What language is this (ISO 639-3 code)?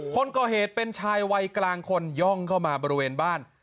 tha